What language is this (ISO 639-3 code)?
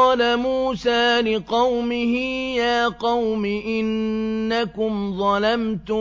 ara